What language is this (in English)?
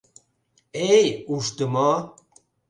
Mari